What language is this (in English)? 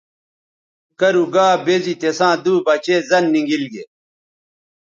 Bateri